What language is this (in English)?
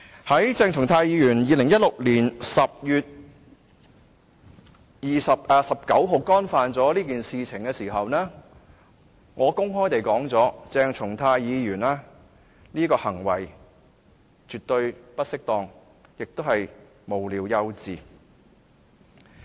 Cantonese